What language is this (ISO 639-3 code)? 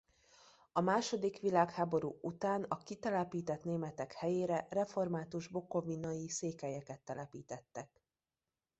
hun